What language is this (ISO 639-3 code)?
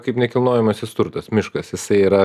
lit